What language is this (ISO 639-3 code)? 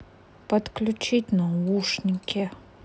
rus